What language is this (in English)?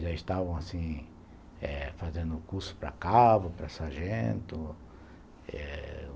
Portuguese